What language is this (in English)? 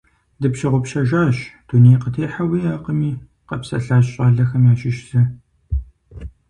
Kabardian